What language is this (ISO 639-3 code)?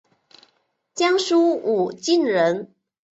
zho